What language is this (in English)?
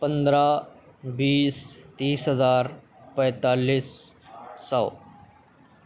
Urdu